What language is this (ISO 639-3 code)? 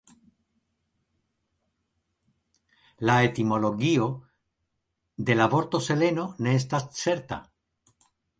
epo